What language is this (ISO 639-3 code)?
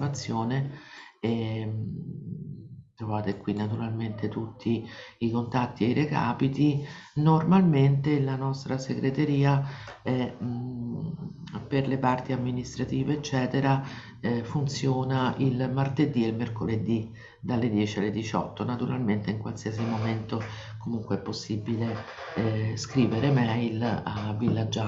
ita